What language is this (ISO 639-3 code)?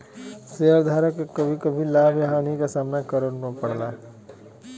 bho